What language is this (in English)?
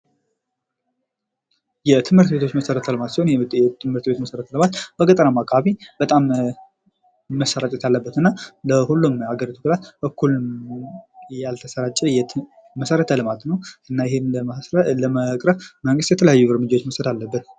Amharic